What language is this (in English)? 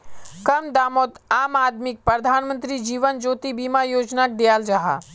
Magahi